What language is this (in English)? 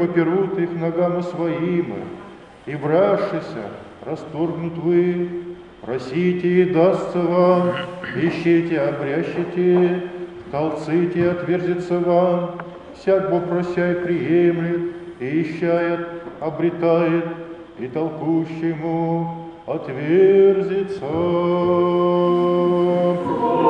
Russian